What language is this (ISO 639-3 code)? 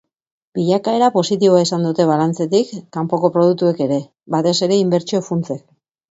eus